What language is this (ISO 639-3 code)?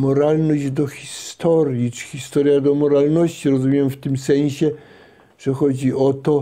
pol